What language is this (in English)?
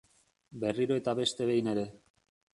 Basque